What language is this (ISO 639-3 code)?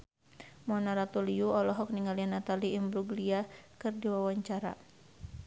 sun